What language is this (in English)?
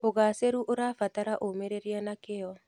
Kikuyu